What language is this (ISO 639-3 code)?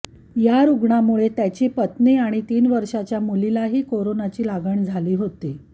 mar